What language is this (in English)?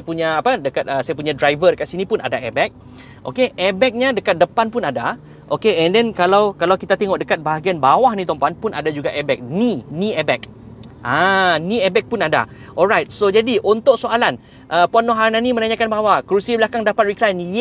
Malay